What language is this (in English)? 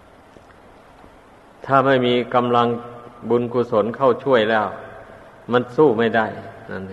Thai